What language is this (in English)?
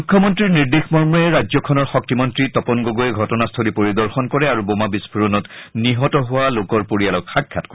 Assamese